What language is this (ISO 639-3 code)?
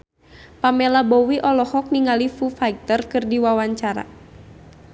sun